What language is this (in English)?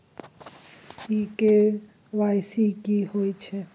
Maithili